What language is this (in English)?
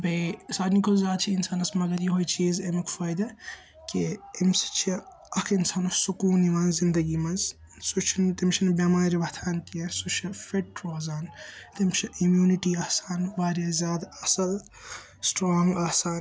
Kashmiri